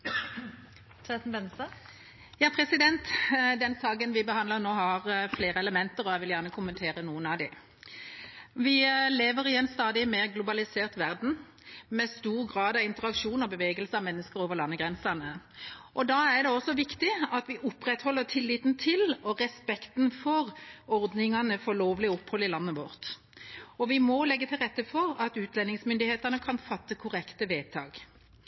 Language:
Norwegian Bokmål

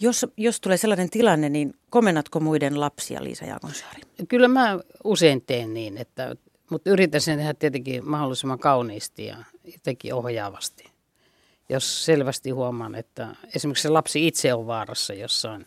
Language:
Finnish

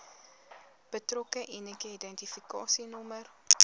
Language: Afrikaans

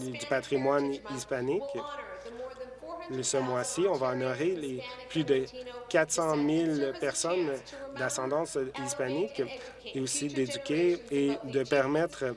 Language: French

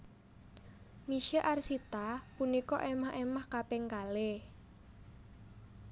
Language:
Javanese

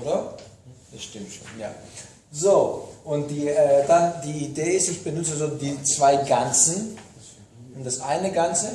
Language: German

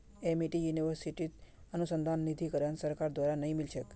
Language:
Magahi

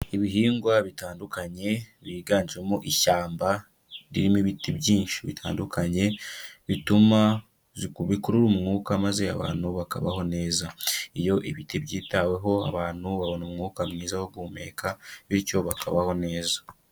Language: Kinyarwanda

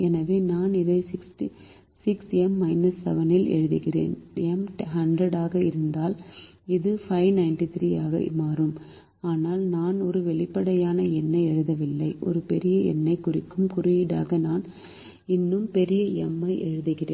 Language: Tamil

